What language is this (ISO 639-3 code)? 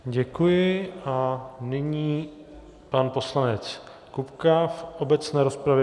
ces